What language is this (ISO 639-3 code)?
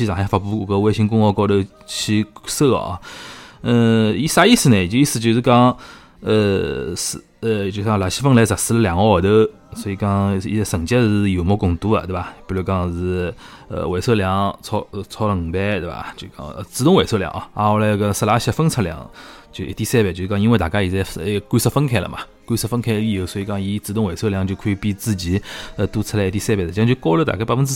zho